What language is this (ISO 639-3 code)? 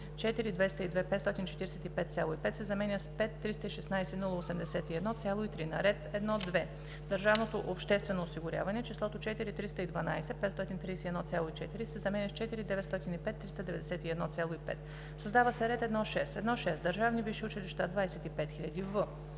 bul